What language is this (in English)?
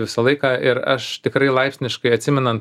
Lithuanian